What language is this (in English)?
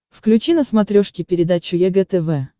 Russian